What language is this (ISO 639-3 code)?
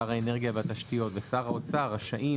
heb